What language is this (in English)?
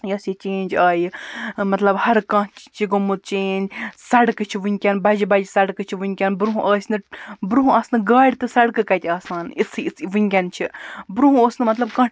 Kashmiri